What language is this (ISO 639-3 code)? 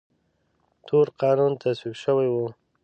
pus